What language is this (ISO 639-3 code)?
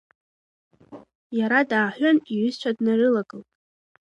abk